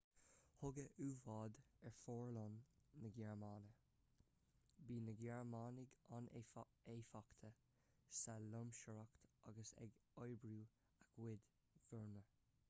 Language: Irish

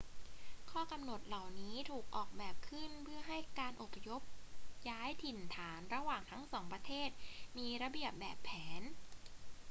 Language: Thai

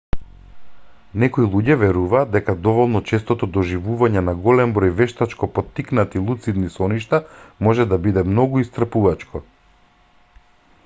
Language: Macedonian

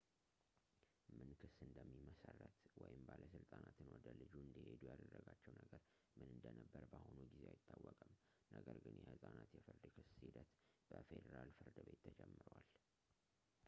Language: Amharic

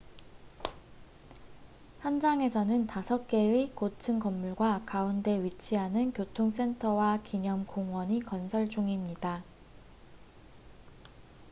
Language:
Korean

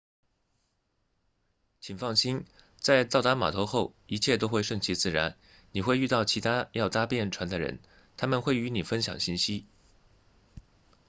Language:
Chinese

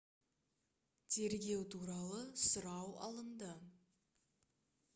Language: Kazakh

